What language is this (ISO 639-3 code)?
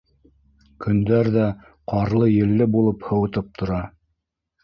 bak